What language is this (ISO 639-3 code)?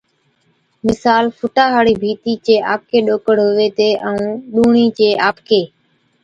odk